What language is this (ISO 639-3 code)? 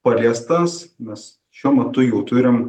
lit